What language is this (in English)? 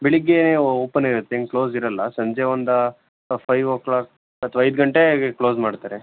Kannada